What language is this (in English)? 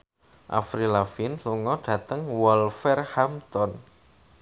Javanese